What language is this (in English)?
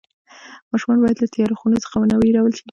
Pashto